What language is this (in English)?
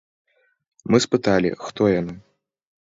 Belarusian